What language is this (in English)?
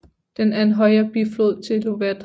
Danish